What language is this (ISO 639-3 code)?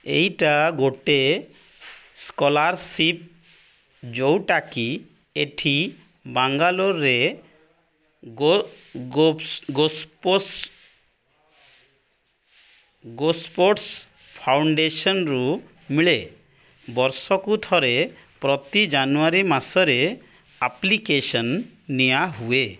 ori